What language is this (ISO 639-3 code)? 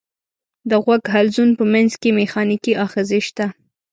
pus